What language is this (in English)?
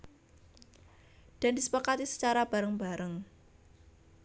Javanese